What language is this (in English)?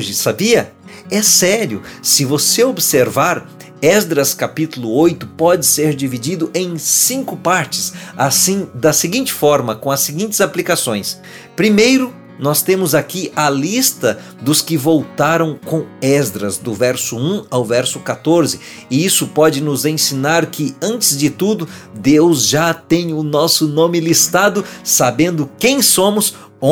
Portuguese